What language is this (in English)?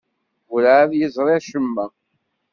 Kabyle